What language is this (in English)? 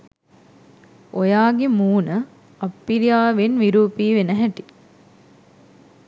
Sinhala